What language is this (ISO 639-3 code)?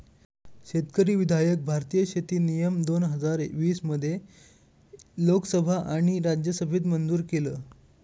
mar